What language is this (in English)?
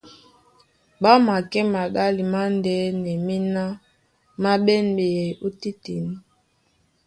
Duala